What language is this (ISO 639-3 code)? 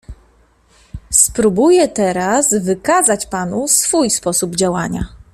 pol